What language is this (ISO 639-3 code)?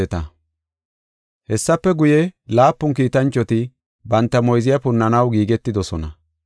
gof